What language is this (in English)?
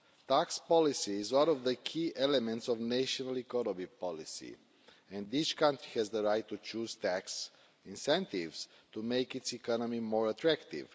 English